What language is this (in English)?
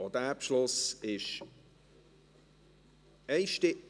Swiss German